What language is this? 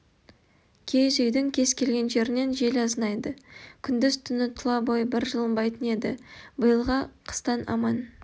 Kazakh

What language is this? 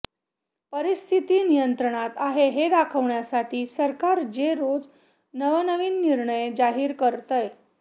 Marathi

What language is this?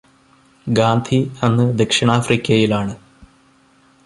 Malayalam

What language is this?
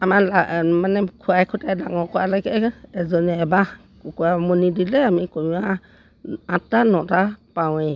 Assamese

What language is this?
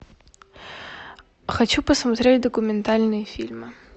Russian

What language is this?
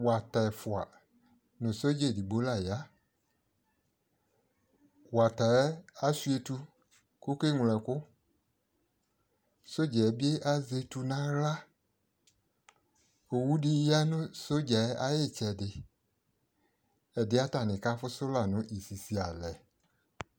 Ikposo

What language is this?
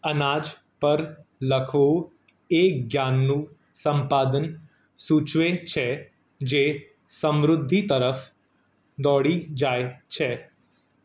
Gujarati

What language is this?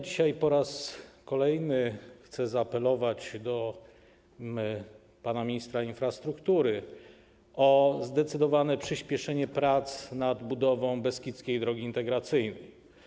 Polish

